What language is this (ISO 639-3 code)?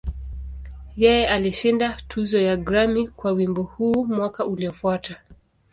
swa